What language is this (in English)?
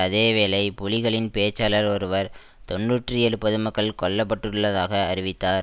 Tamil